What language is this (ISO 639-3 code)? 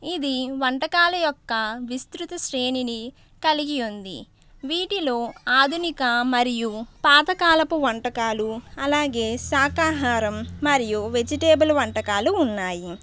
tel